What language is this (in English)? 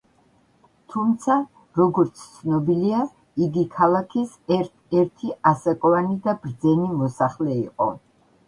Georgian